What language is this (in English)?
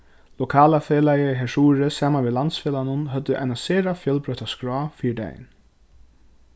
Faroese